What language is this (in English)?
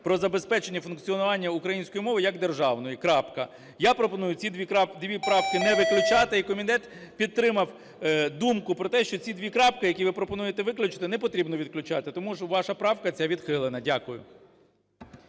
Ukrainian